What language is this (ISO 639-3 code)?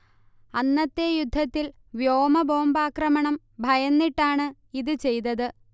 mal